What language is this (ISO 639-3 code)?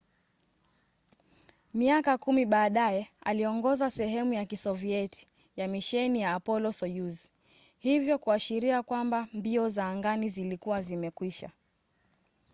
swa